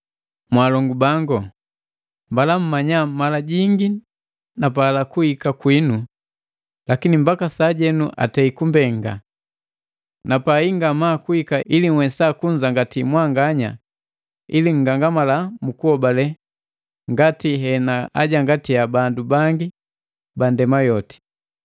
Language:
Matengo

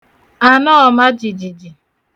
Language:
Igbo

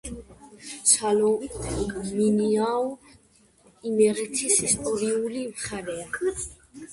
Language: Georgian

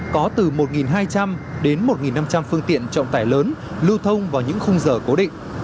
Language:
Vietnamese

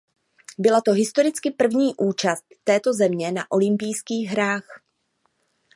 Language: Czech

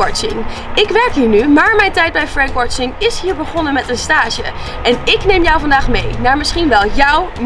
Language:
Dutch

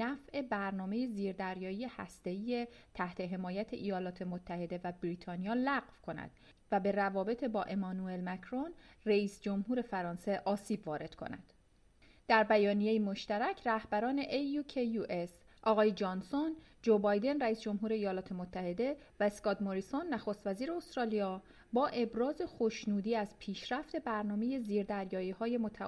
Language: Persian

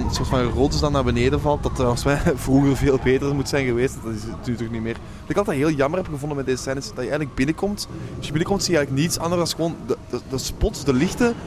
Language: Dutch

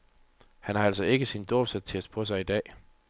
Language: Danish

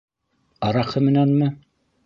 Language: Bashkir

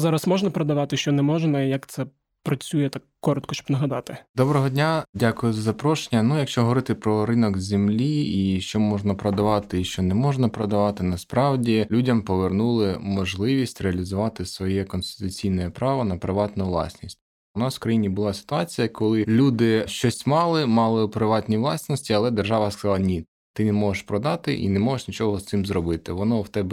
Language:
Ukrainian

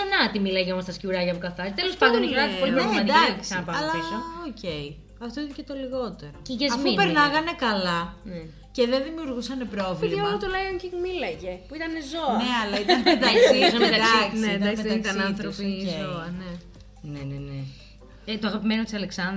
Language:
Greek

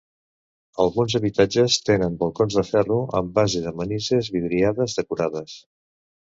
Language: Catalan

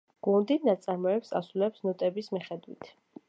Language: Georgian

